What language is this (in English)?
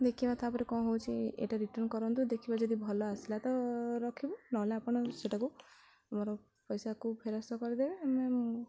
Odia